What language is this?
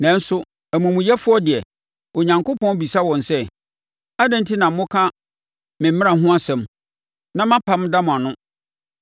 Akan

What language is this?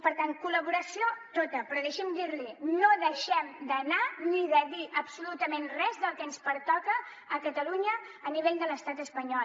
Catalan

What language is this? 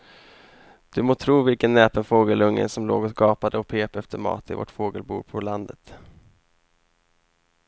Swedish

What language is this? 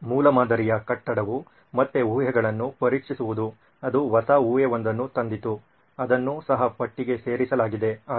Kannada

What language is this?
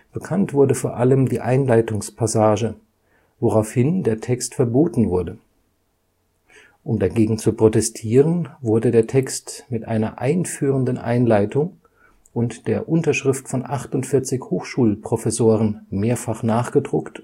German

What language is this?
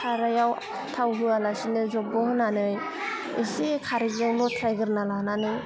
Bodo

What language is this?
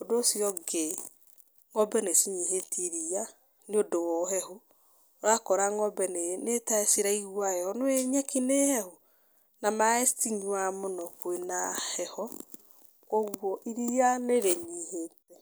Kikuyu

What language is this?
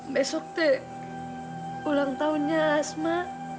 Indonesian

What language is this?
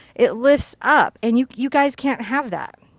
English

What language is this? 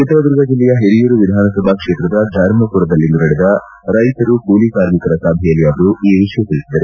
Kannada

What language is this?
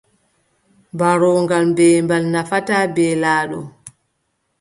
Adamawa Fulfulde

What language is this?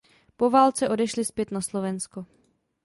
Czech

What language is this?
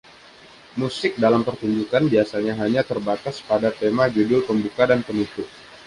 Indonesian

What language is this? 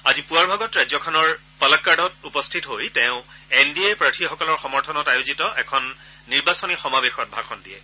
Assamese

